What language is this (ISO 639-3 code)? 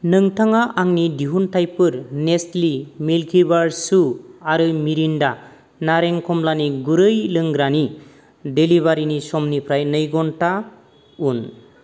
brx